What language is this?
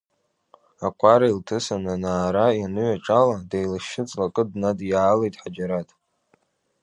Abkhazian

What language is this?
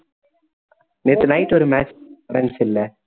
Tamil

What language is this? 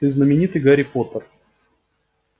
Russian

